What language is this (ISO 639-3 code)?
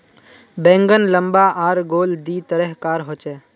mag